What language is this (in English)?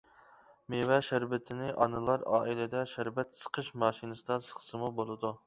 Uyghur